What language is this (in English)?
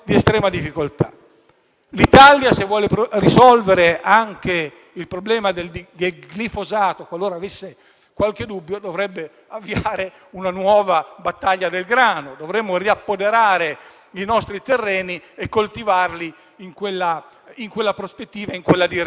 Italian